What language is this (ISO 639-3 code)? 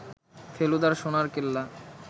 ben